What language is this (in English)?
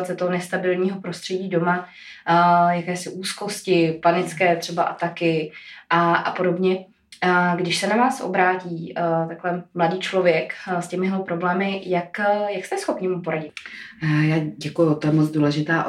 Czech